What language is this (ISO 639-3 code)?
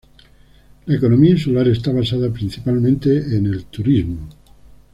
spa